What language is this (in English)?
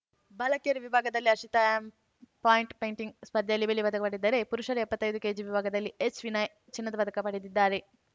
Kannada